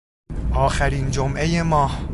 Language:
Persian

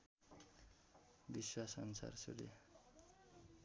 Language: Nepali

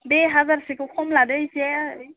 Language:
Bodo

